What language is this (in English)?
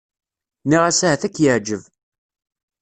Kabyle